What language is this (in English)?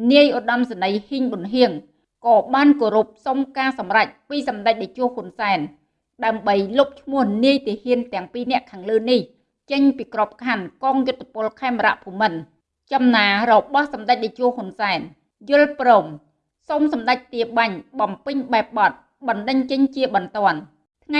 Vietnamese